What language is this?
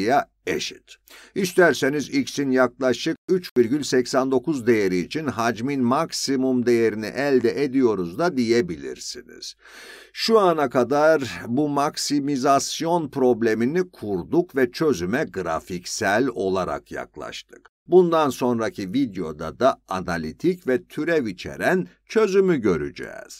Turkish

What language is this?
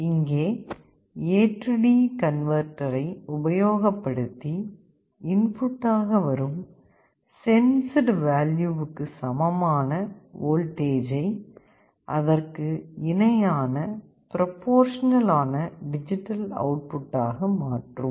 Tamil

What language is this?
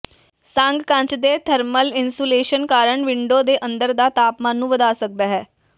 Punjabi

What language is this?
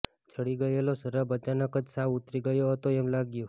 Gujarati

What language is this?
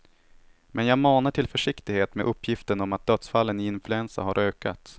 Swedish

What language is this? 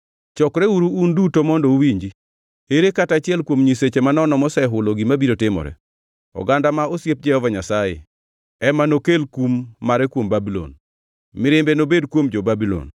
Luo (Kenya and Tanzania)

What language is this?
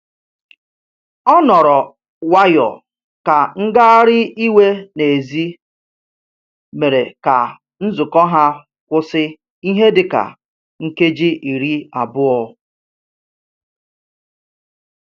Igbo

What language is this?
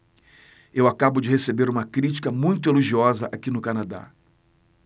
Portuguese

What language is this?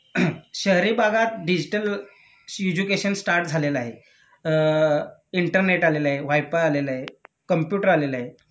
Marathi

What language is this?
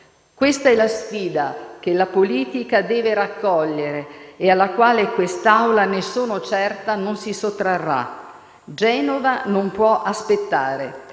Italian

